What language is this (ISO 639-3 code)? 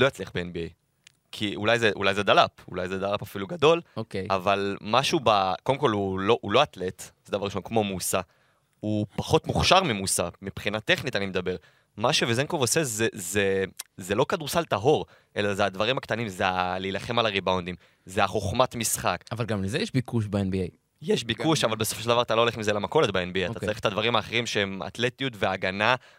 heb